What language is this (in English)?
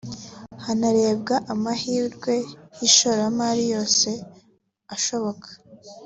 Kinyarwanda